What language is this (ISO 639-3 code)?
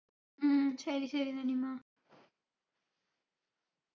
mal